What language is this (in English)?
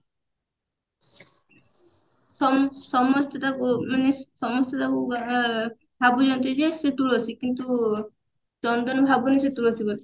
Odia